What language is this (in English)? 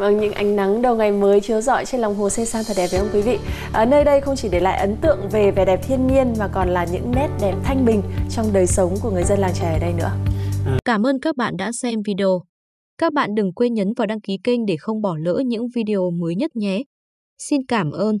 Vietnamese